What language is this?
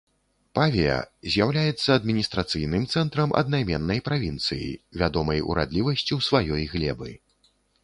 Belarusian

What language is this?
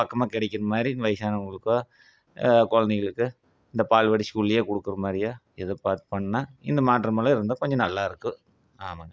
Tamil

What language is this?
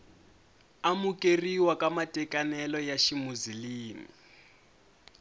Tsonga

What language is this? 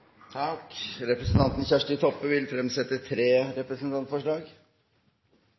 Norwegian Nynorsk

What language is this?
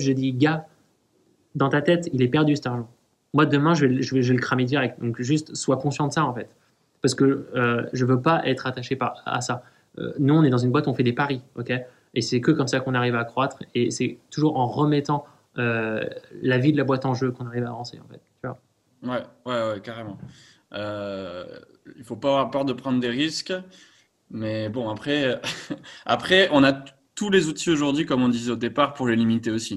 French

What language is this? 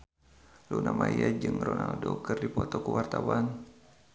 Sundanese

